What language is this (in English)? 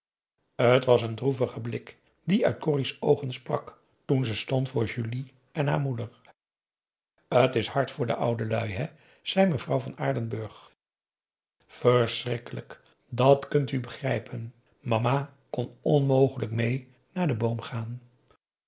Dutch